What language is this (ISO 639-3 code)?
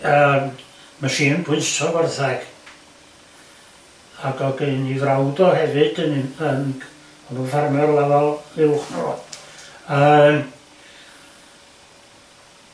cym